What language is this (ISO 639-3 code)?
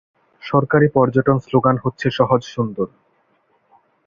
ben